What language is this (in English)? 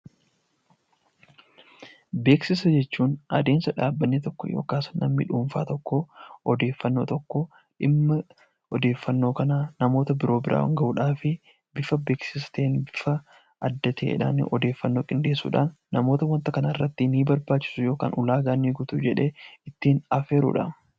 Oromo